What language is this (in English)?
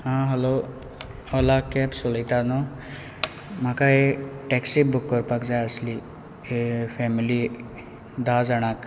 Konkani